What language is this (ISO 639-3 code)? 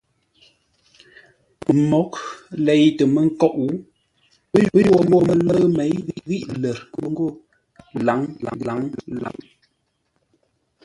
nla